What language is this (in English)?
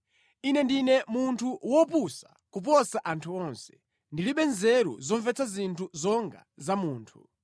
Nyanja